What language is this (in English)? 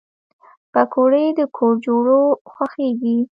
Pashto